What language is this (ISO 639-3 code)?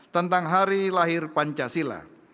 ind